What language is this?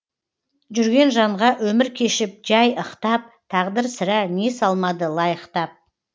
Kazakh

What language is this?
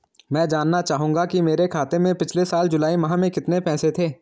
Hindi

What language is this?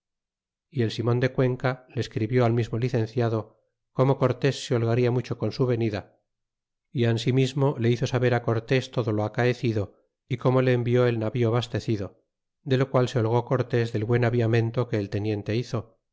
Spanish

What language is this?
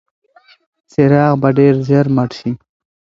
Pashto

